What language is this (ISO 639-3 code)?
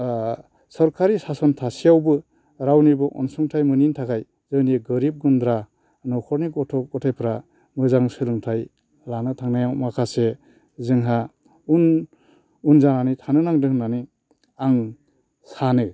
brx